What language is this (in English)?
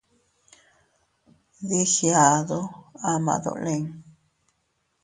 Teutila Cuicatec